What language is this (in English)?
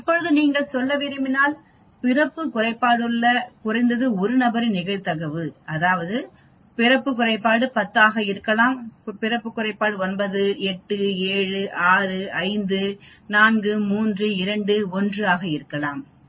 Tamil